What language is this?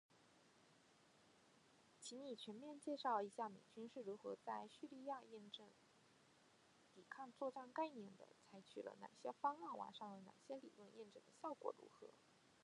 Chinese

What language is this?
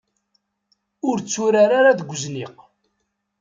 Kabyle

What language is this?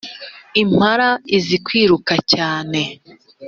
Kinyarwanda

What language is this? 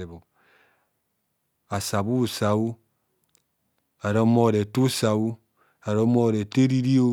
Kohumono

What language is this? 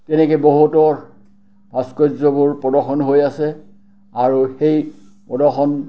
Assamese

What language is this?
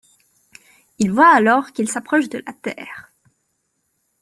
French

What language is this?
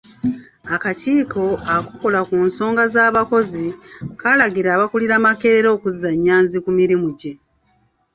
Ganda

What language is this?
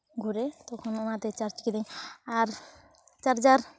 Santali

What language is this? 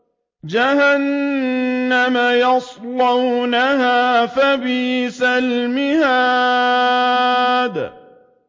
Arabic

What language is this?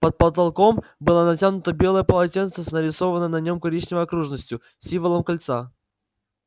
Russian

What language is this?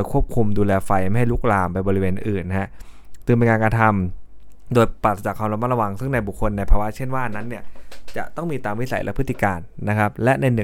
Thai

